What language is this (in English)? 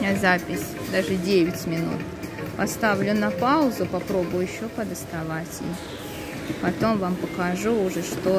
Russian